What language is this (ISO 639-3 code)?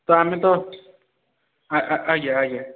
ori